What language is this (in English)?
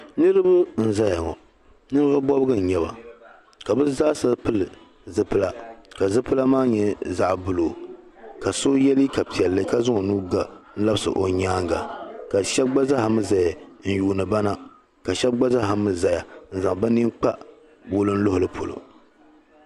Dagbani